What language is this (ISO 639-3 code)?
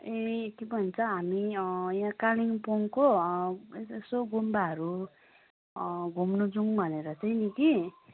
nep